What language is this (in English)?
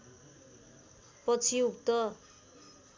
Nepali